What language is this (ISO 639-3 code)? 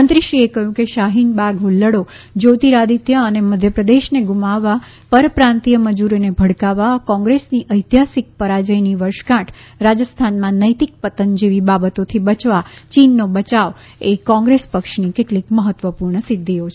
guj